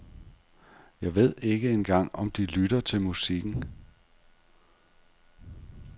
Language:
Danish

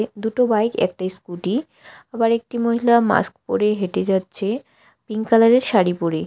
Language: Bangla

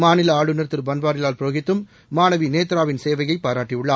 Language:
Tamil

